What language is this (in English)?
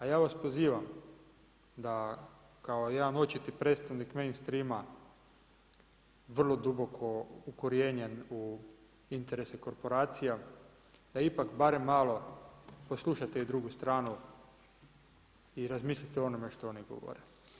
Croatian